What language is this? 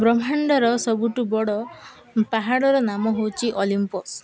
Odia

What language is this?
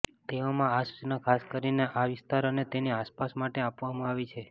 Gujarati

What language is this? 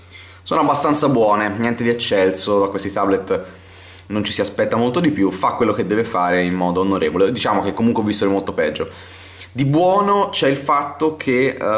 Italian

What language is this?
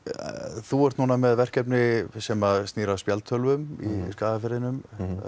Icelandic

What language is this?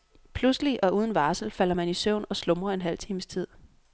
Danish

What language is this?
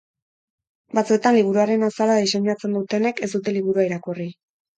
Basque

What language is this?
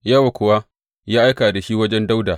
Hausa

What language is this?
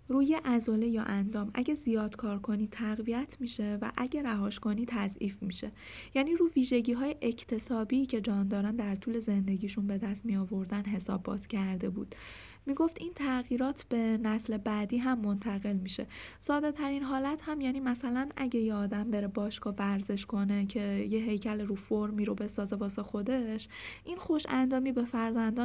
Persian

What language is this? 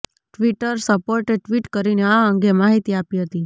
Gujarati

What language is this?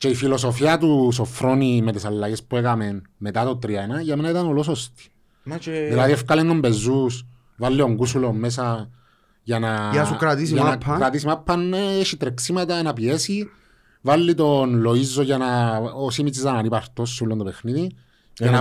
Greek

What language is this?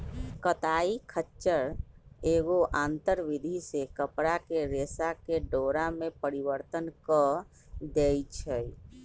Magahi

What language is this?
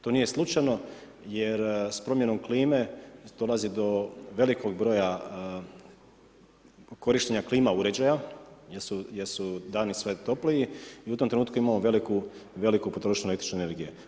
Croatian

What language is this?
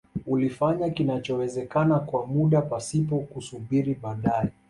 Swahili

